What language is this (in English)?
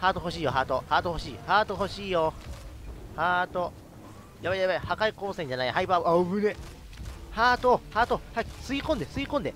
Japanese